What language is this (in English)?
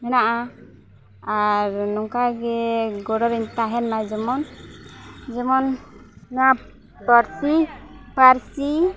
Santali